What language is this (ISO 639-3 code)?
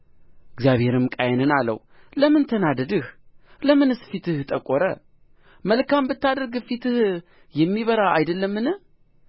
amh